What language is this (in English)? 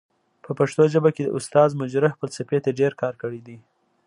Pashto